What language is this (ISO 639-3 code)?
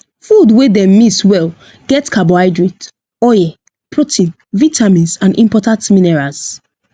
pcm